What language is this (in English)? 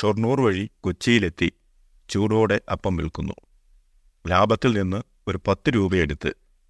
Malayalam